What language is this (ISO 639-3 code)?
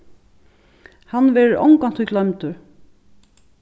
fao